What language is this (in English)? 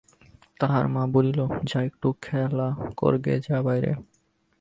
Bangla